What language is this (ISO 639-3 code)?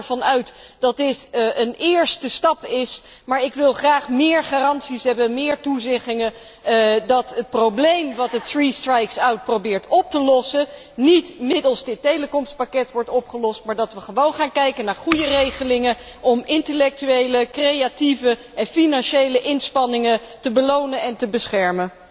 nld